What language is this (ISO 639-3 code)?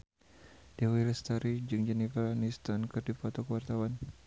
sun